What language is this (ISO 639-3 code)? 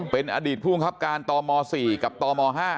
tha